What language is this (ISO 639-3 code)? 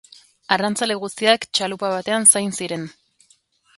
eus